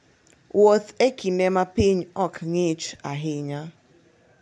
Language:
Luo (Kenya and Tanzania)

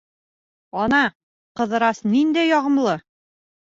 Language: Bashkir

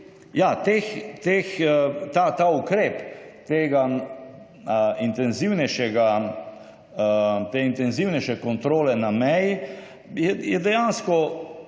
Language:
Slovenian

